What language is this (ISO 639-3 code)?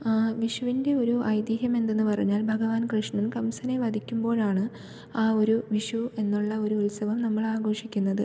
mal